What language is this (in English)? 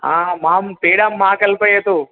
Sanskrit